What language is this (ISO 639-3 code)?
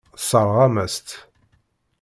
kab